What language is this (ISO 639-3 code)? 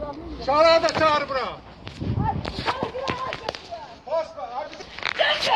tur